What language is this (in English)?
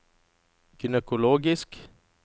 Norwegian